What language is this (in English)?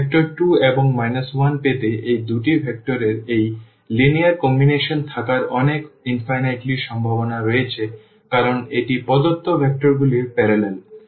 Bangla